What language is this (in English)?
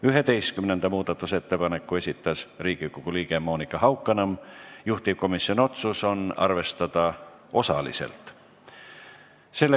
Estonian